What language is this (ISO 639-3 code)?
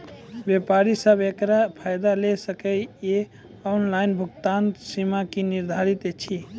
mai